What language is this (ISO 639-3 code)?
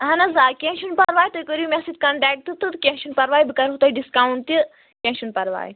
kas